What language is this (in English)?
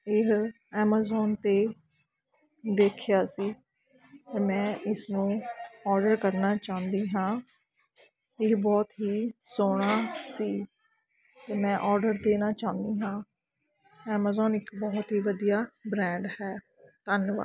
Punjabi